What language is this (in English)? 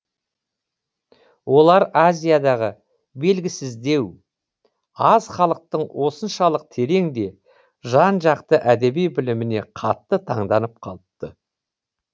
Kazakh